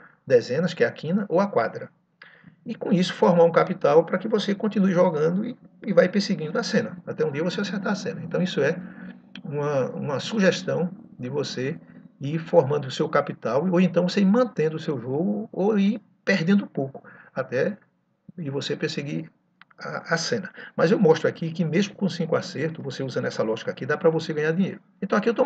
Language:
Portuguese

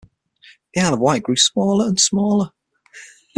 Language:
English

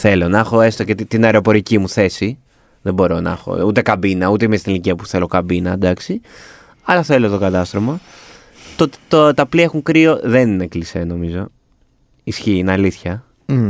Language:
Greek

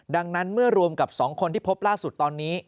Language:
Thai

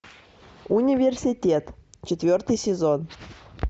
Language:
Russian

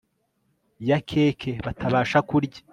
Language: Kinyarwanda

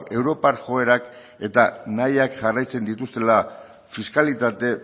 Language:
Basque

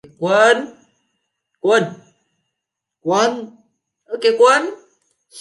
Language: Vietnamese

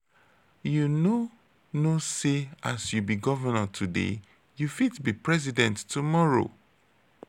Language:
Nigerian Pidgin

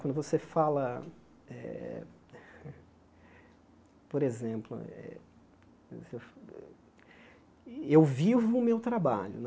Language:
Portuguese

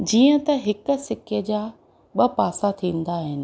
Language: Sindhi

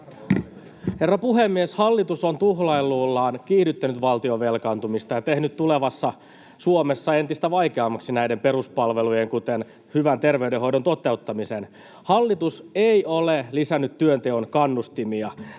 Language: Finnish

